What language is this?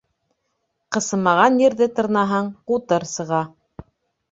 Bashkir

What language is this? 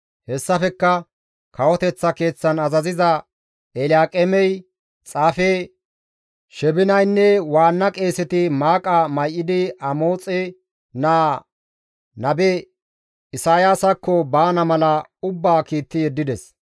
Gamo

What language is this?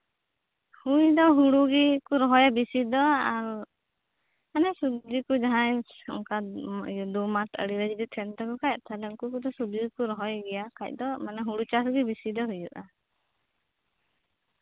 Santali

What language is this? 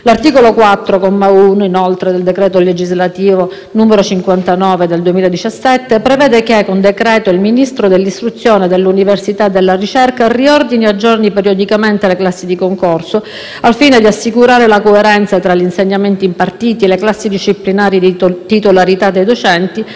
Italian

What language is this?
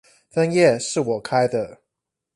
Chinese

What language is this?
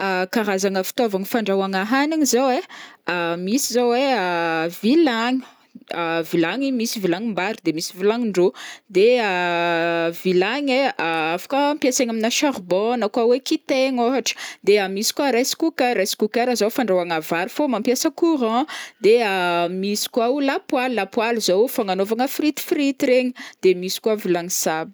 Northern Betsimisaraka Malagasy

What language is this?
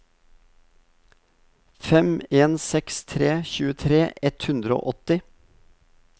Norwegian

